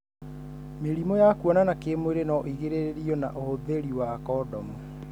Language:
Kikuyu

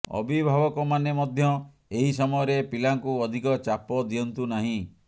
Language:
Odia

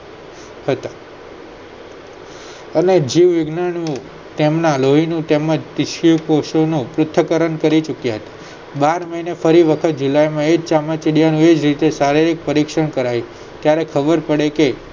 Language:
Gujarati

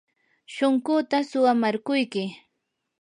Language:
Yanahuanca Pasco Quechua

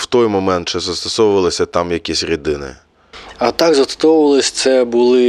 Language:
Ukrainian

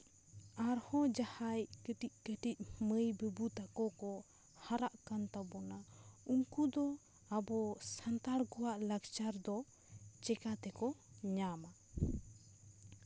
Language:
Santali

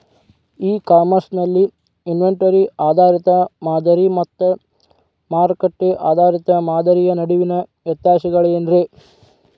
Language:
Kannada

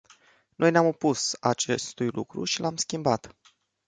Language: Romanian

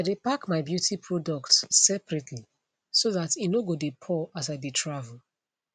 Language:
Nigerian Pidgin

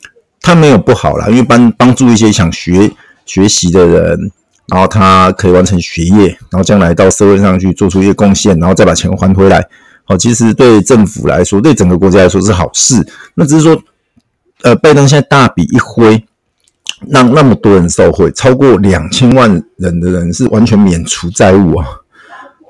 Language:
Chinese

